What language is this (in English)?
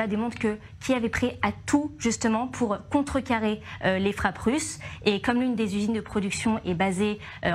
French